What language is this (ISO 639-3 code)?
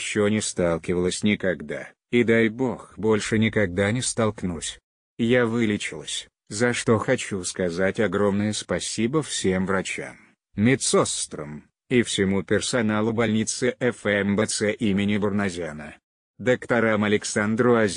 rus